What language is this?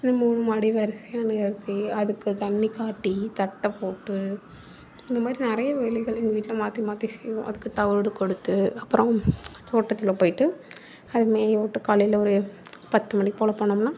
Tamil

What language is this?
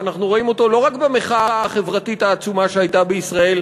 Hebrew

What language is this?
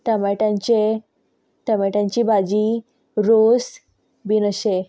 Konkani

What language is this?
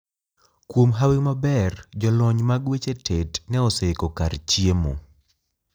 Luo (Kenya and Tanzania)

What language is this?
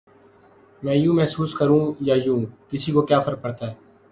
Urdu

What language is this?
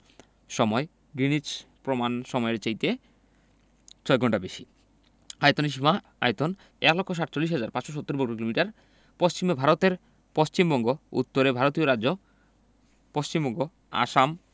Bangla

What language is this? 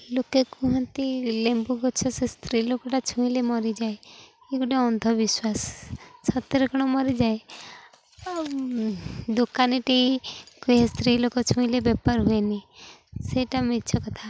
Odia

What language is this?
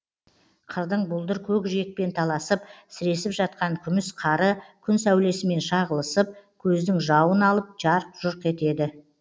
Kazakh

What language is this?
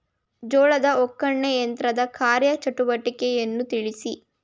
Kannada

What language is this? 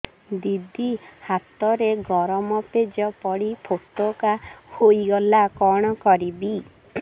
Odia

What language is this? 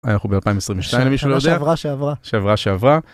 Hebrew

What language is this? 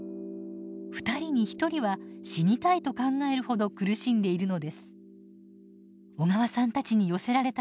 Japanese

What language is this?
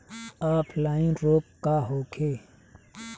Bhojpuri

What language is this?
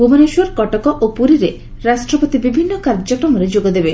Odia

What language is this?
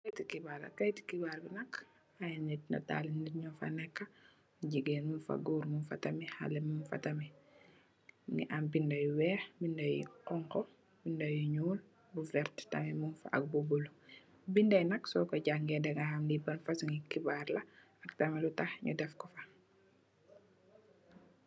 Wolof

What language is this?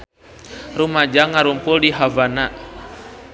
Sundanese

